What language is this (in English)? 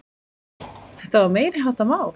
Icelandic